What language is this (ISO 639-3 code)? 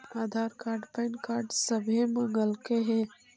mag